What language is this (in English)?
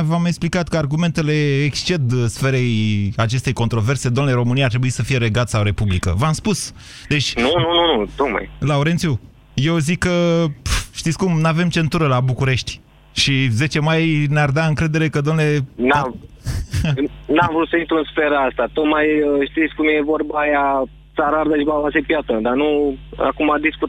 Romanian